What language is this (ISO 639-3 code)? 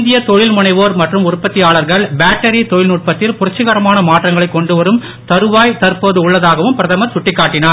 tam